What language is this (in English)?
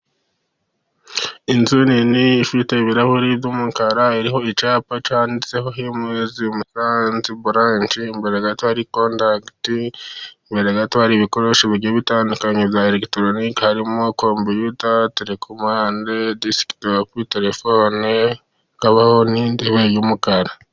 Kinyarwanda